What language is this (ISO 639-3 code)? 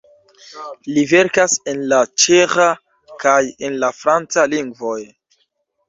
epo